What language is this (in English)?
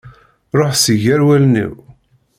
Kabyle